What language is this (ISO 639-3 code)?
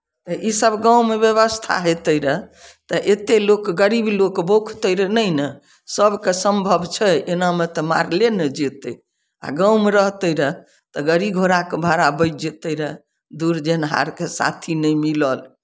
mai